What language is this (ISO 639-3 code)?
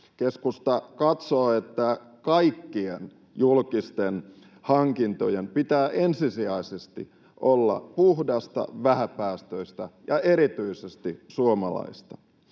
fin